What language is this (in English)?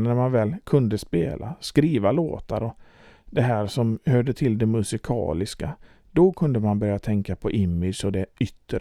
Swedish